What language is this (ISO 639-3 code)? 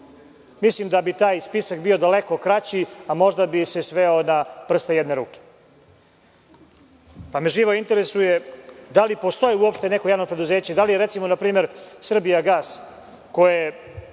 srp